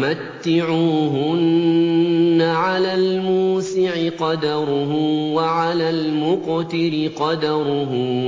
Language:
Arabic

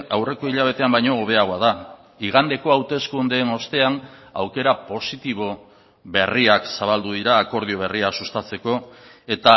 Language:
Basque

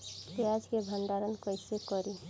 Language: Bhojpuri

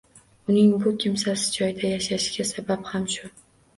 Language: Uzbek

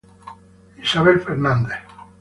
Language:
Italian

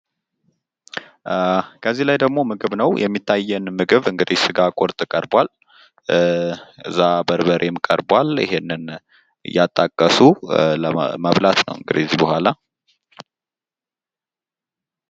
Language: Amharic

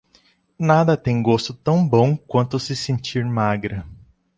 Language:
Portuguese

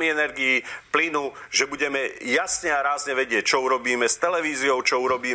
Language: Slovak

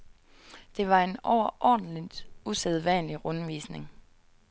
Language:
Danish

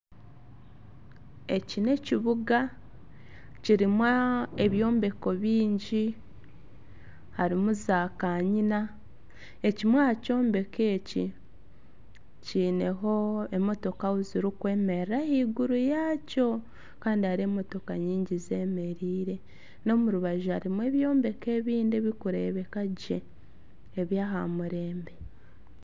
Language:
Nyankole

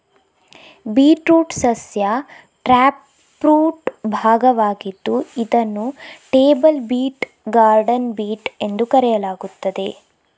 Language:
Kannada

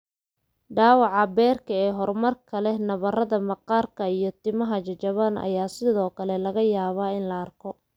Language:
Somali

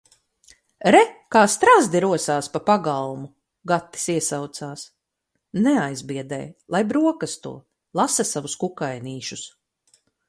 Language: Latvian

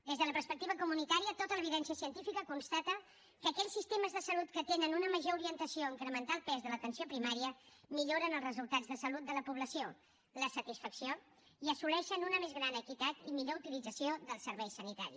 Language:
Catalan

